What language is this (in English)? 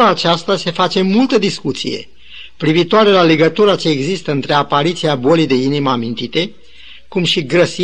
Romanian